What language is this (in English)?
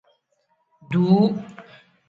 Tem